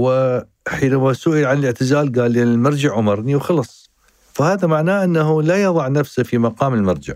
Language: Arabic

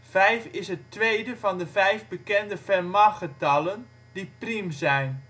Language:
Dutch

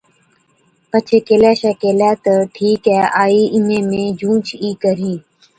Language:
Od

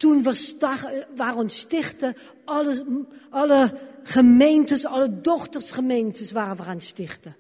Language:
Dutch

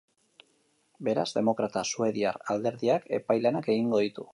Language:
Basque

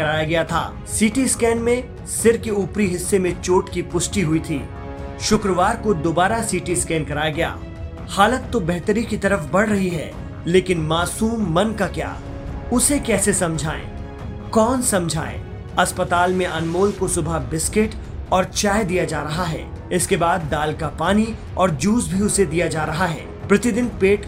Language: Hindi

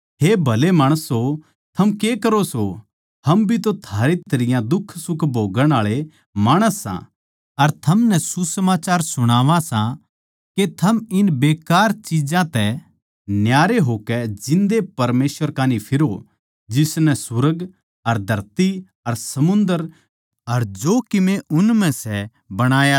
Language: Haryanvi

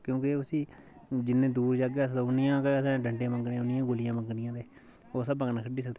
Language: Dogri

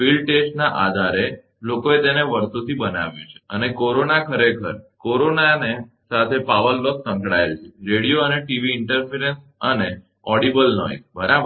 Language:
Gujarati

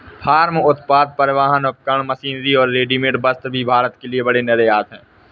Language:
Hindi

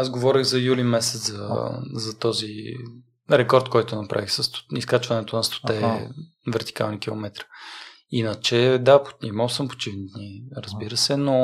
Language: Bulgarian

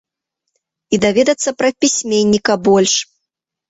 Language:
Belarusian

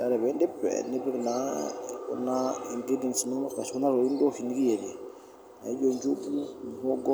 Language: Masai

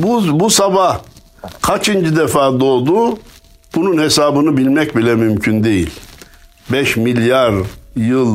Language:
Turkish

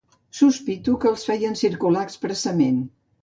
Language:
Catalan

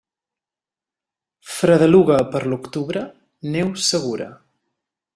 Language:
Catalan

